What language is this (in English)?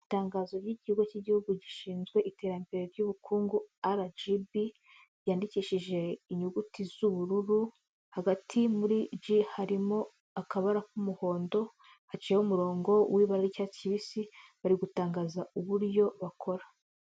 Kinyarwanda